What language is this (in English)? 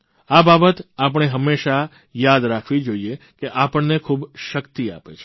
Gujarati